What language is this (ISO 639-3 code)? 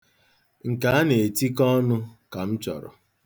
ibo